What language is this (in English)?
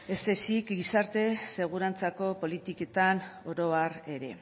Basque